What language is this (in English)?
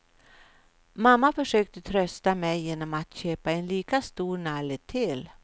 Swedish